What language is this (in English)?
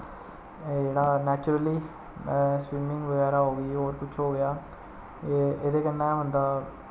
Dogri